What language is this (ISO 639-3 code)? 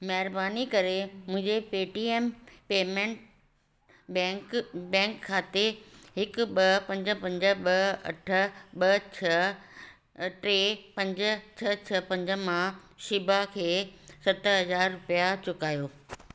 snd